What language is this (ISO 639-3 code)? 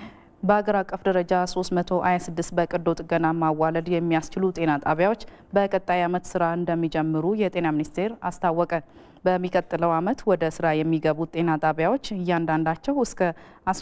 ara